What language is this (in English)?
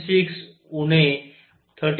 Marathi